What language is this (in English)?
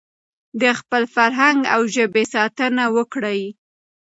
Pashto